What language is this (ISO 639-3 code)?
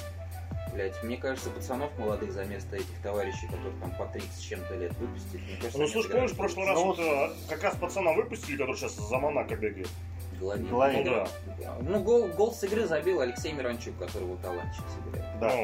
rus